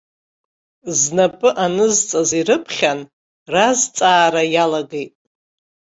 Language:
Abkhazian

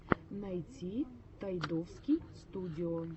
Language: Russian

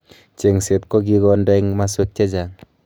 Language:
Kalenjin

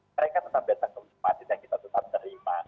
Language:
Indonesian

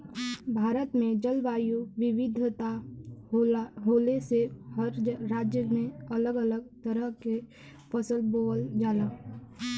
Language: Bhojpuri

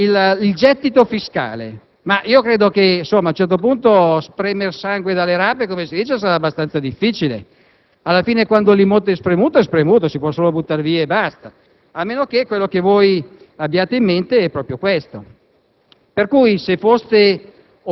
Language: Italian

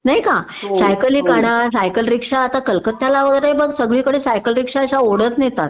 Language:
Marathi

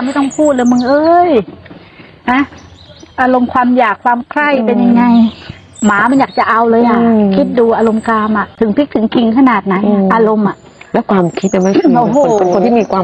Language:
Thai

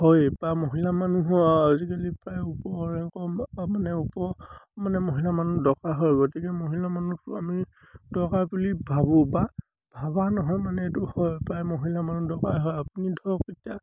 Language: Assamese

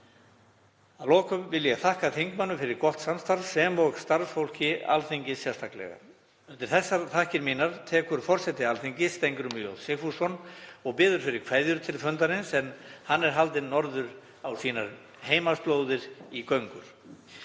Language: Icelandic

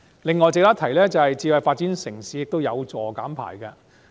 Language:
Cantonese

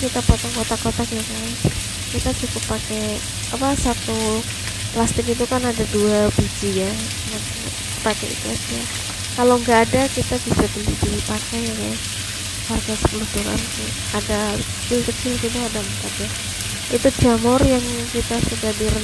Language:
Indonesian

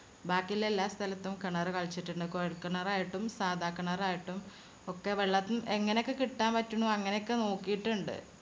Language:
Malayalam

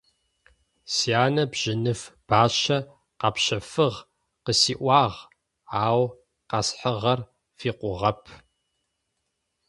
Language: Adyghe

